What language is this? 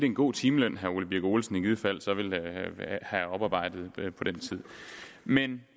Danish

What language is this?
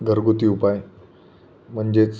Marathi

